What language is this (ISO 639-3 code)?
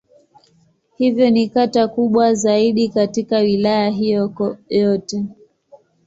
swa